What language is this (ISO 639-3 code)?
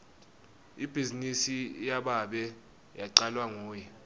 ssw